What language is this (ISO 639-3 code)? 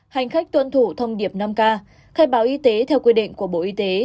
vie